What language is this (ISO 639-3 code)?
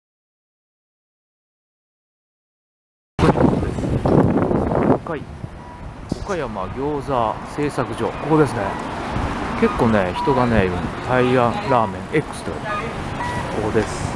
jpn